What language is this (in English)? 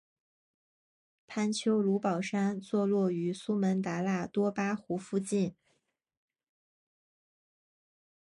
Chinese